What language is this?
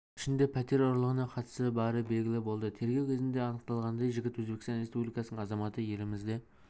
Kazakh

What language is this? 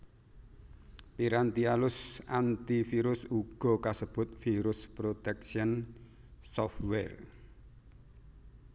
Javanese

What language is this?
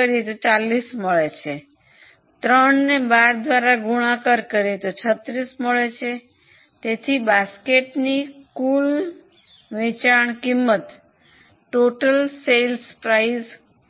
Gujarati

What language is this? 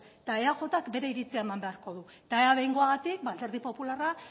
Basque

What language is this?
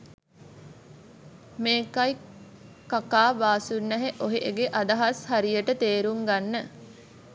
Sinhala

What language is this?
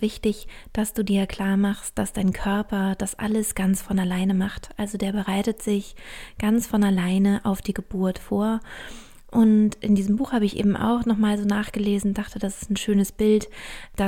German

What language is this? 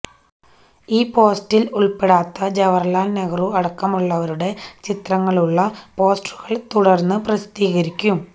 Malayalam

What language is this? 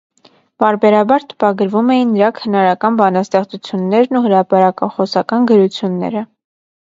Armenian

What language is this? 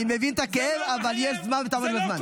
Hebrew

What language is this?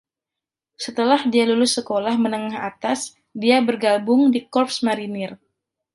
Indonesian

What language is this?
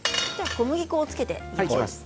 Japanese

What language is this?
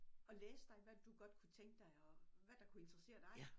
Danish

